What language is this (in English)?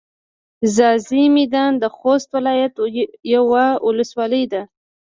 Pashto